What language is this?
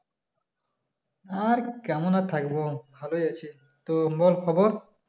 Bangla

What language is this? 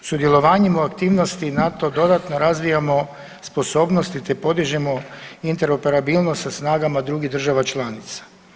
Croatian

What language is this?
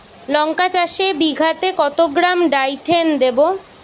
Bangla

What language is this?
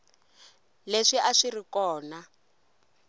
Tsonga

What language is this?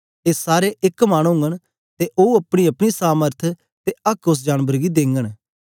Dogri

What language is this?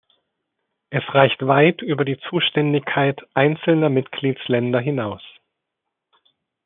German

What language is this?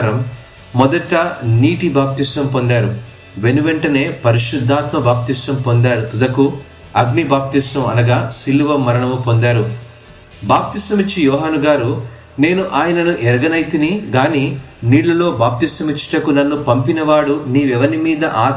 Telugu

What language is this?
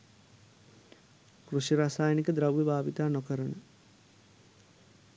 Sinhala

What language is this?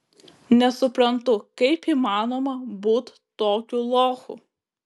Lithuanian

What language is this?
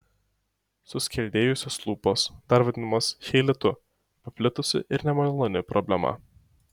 Lithuanian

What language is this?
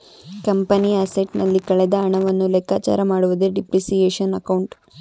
Kannada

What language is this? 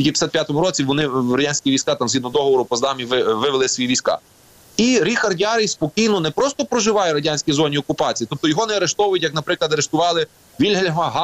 Ukrainian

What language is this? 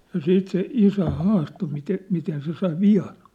Finnish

